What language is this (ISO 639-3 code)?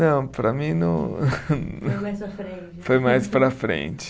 por